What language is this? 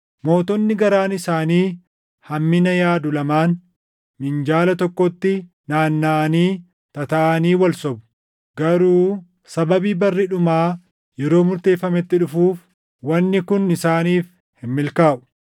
Oromo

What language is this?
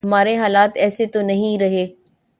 Urdu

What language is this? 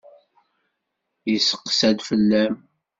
Kabyle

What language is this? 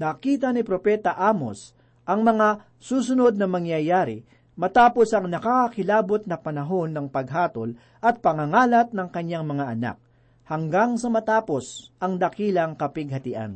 Filipino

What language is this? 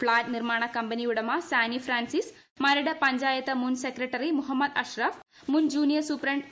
Malayalam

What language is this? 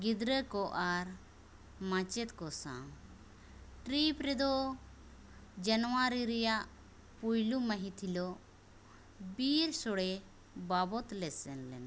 Santali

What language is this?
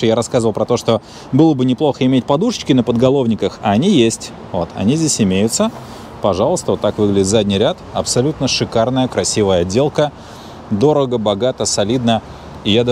Russian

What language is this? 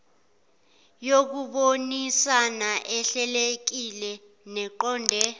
Zulu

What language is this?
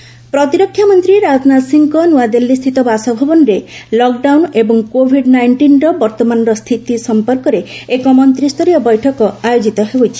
Odia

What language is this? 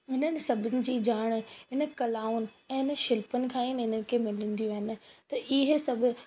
Sindhi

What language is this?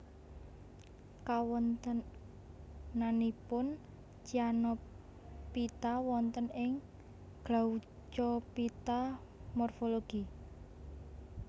Javanese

